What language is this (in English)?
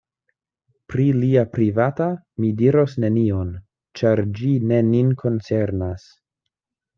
Esperanto